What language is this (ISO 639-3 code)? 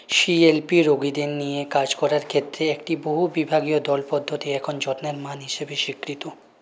ben